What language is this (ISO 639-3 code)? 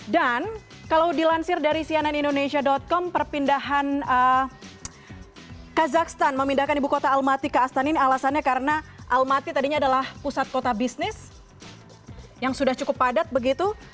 ind